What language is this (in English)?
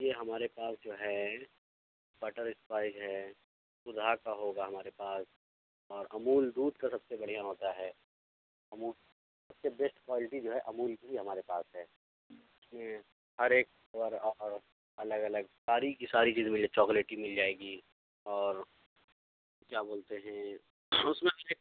Urdu